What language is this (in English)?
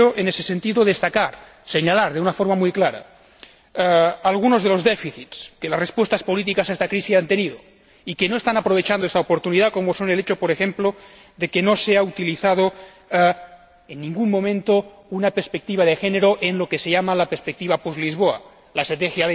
Spanish